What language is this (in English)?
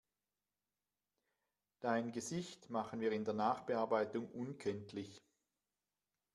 German